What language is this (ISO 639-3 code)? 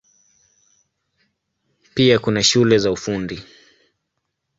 swa